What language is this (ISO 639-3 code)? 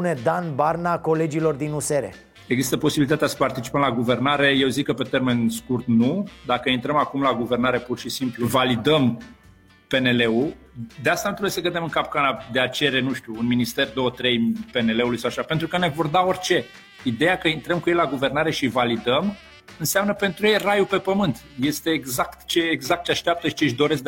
ron